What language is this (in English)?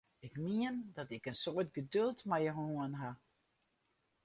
Western Frisian